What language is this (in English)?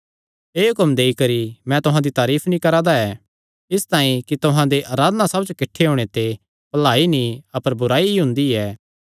Kangri